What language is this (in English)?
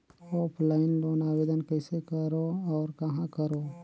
Chhattisgarhi